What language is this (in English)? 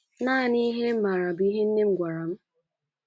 Igbo